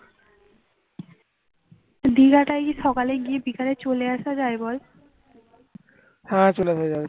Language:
Bangla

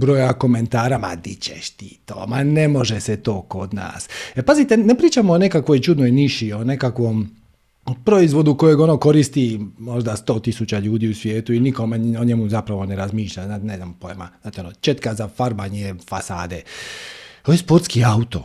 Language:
Croatian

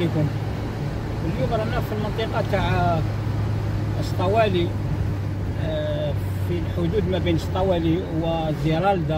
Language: Arabic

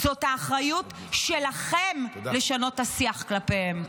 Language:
Hebrew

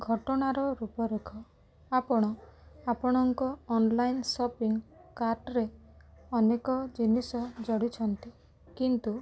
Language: Odia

